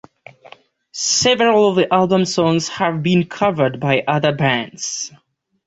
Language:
English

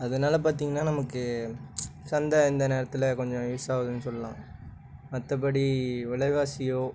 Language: Tamil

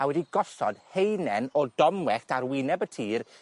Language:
Welsh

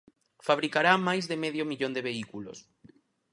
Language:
Galician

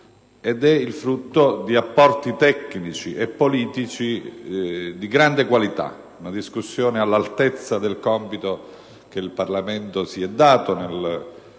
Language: Italian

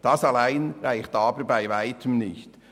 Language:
Swiss German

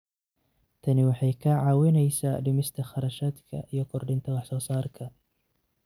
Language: Somali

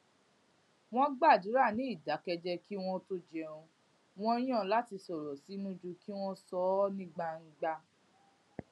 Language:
Yoruba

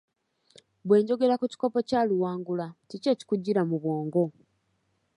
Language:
Ganda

